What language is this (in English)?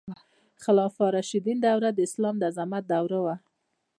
Pashto